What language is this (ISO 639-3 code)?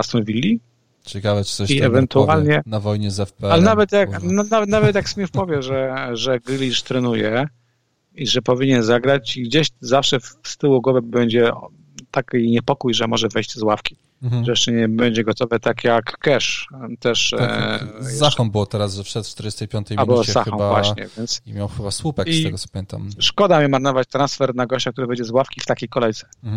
pol